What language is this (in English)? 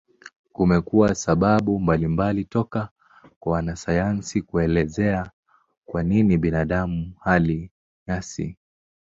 Swahili